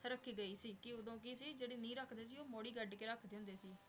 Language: Punjabi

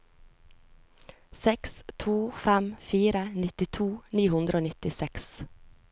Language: Norwegian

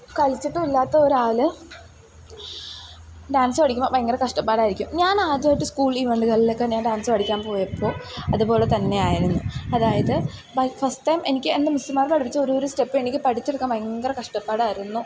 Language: Malayalam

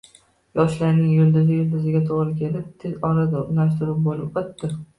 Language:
Uzbek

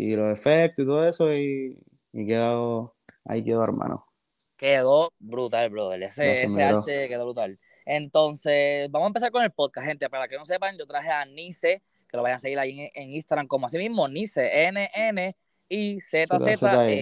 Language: Spanish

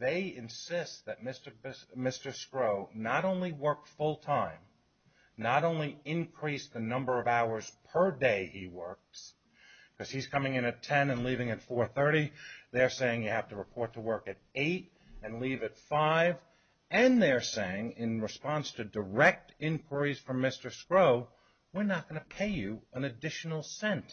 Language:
English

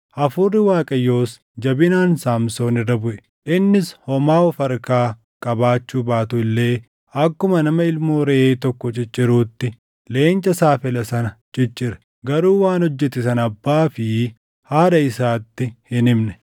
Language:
Oromo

